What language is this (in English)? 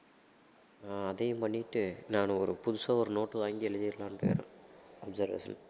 Tamil